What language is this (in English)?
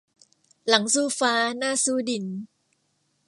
Thai